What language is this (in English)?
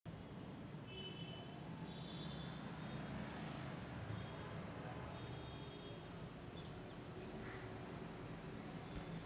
Marathi